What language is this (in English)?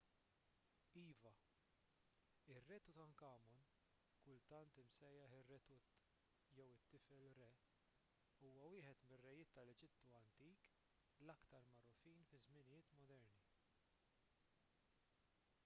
Maltese